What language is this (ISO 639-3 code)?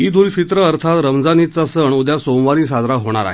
mar